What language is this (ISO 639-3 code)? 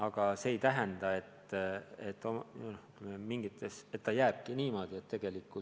est